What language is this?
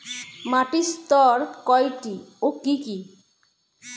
Bangla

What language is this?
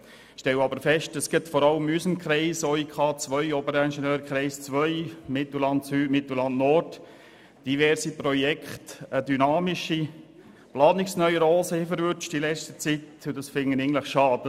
Swiss German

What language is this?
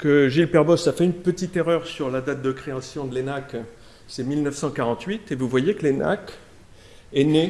French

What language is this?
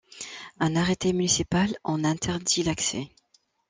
French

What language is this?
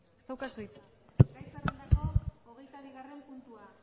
Basque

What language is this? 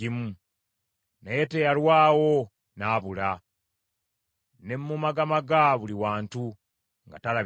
Ganda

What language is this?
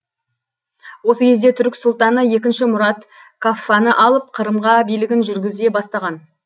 Kazakh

